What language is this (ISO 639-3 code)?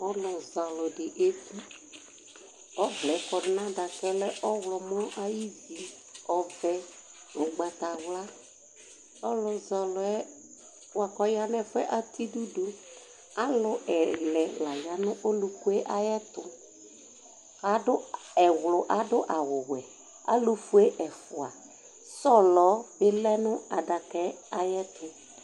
kpo